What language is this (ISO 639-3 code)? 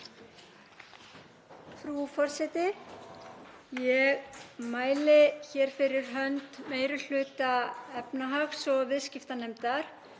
isl